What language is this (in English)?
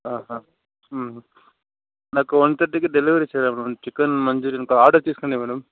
Telugu